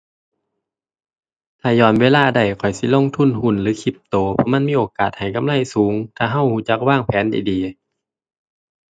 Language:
Thai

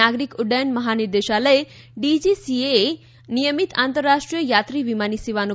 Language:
Gujarati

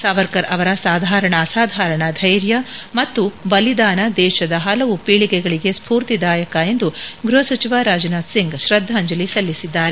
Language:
Kannada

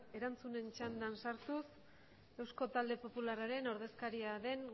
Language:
Basque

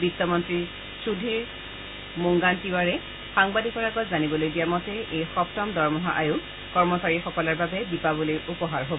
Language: Assamese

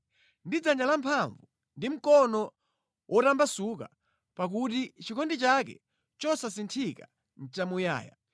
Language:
Nyanja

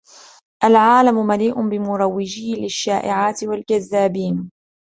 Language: Arabic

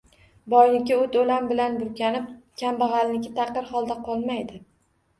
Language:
Uzbek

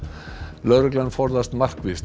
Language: Icelandic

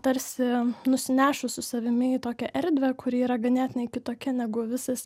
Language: Lithuanian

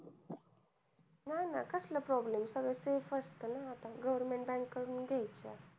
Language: Marathi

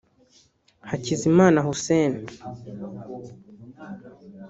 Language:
Kinyarwanda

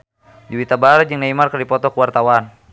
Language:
Sundanese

